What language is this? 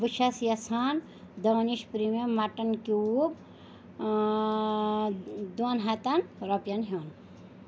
Kashmiri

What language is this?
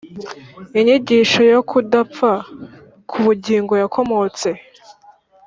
Kinyarwanda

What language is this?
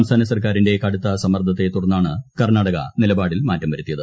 Malayalam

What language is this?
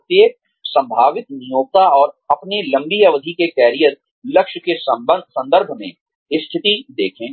Hindi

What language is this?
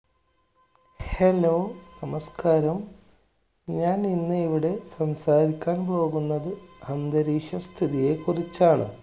Malayalam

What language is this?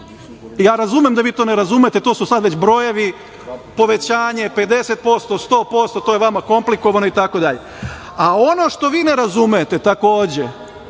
Serbian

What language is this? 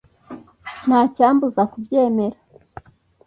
Kinyarwanda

